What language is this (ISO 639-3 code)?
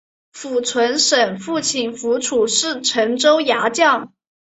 zho